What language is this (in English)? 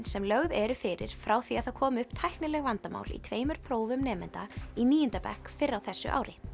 Icelandic